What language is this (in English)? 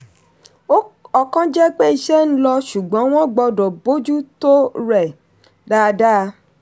Yoruba